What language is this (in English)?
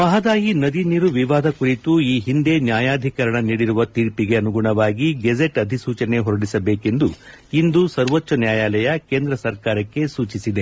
Kannada